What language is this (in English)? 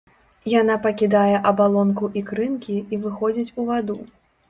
Belarusian